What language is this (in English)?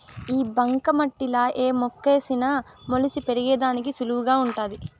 Telugu